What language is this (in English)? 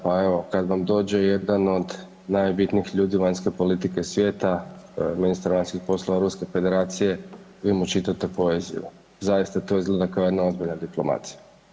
Croatian